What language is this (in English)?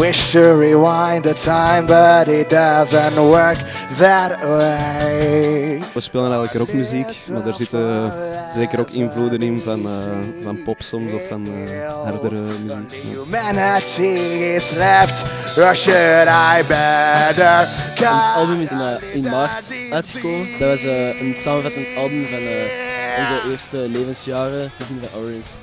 Dutch